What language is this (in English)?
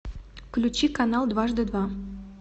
Russian